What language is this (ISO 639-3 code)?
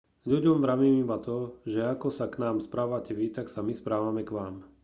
slk